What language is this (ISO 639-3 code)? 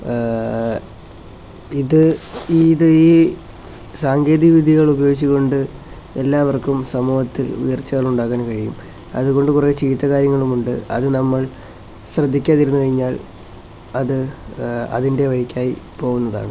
mal